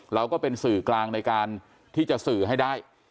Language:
Thai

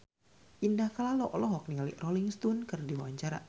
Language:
Sundanese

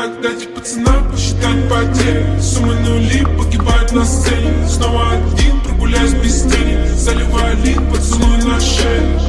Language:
French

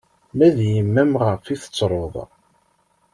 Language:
Kabyle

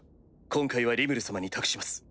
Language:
Japanese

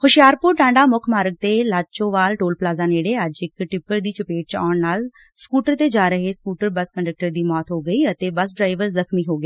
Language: Punjabi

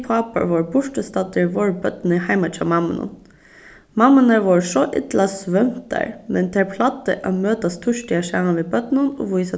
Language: Faroese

